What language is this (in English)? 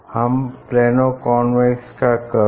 Hindi